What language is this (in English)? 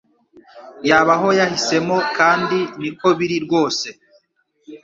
Kinyarwanda